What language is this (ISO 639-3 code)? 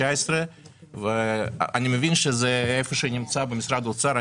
heb